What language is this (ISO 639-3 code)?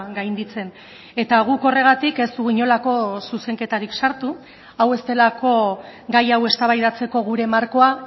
eus